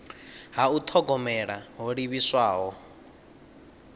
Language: Venda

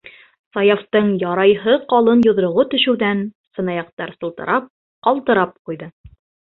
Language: Bashkir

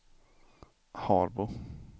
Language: Swedish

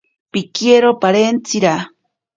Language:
Ashéninka Perené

